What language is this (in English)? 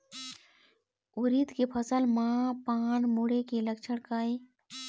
Chhattisgarhi